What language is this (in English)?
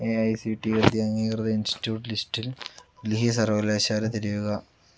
Malayalam